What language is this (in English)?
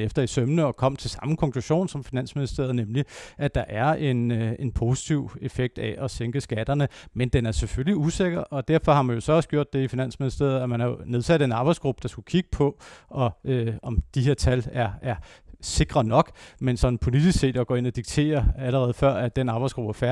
Danish